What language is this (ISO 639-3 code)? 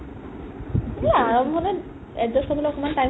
asm